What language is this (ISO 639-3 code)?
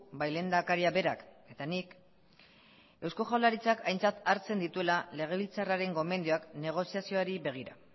eus